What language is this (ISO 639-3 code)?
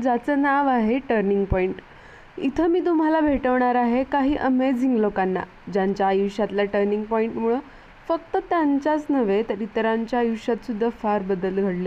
mar